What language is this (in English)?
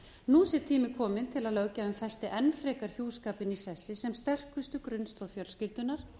Icelandic